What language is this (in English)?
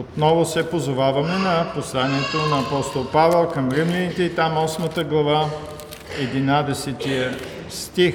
Bulgarian